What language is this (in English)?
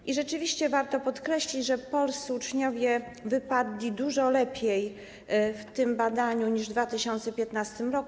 Polish